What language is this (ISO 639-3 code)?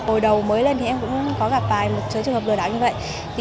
vie